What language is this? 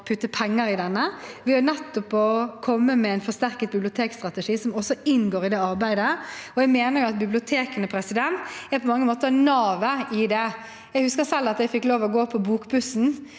Norwegian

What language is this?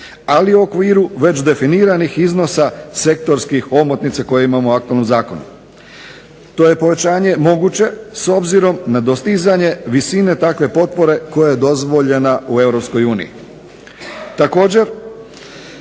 Croatian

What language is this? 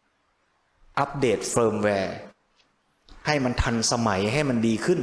Thai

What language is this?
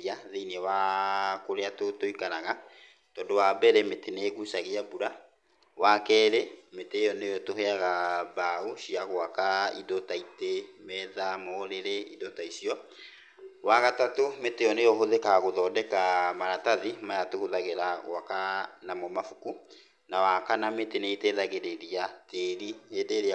Kikuyu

